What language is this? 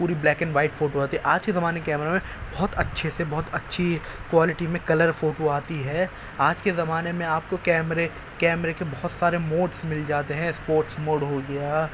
Urdu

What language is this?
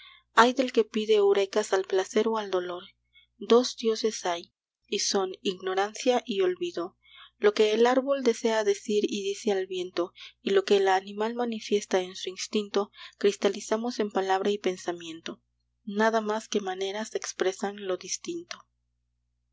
Spanish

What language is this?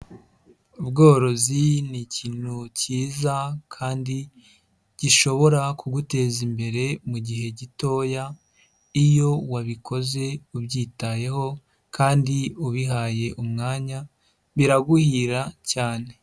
Kinyarwanda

